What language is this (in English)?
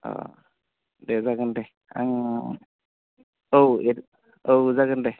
Bodo